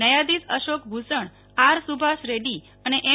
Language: Gujarati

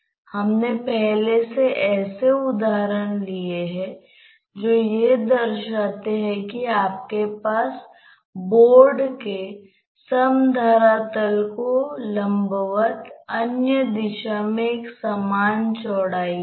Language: Hindi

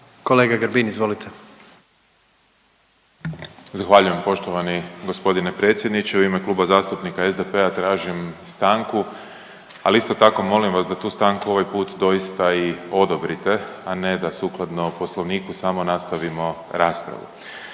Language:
Croatian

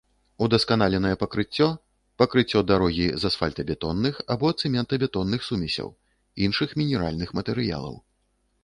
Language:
Belarusian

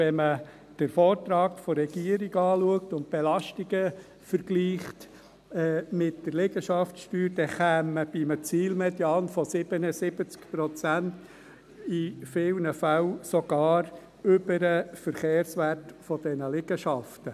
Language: Swiss German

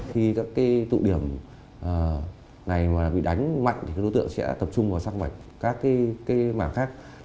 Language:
Vietnamese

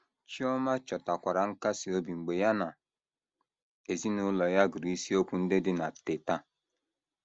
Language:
Igbo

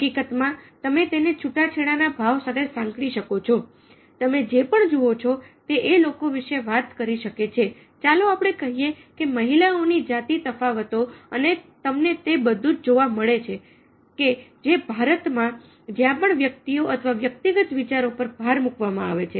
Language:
Gujarati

